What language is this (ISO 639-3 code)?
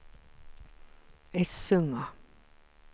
swe